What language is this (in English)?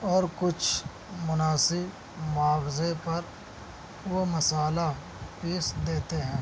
Urdu